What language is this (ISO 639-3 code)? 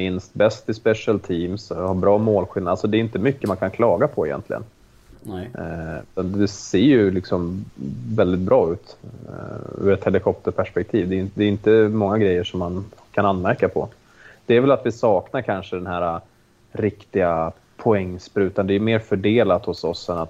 swe